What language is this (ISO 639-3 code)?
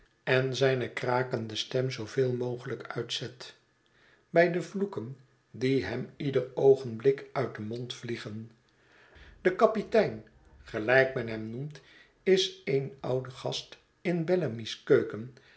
nld